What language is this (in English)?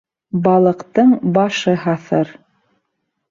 Bashkir